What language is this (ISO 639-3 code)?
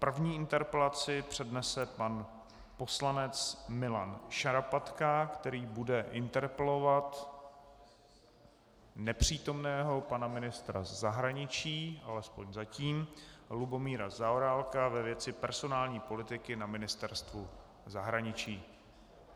ces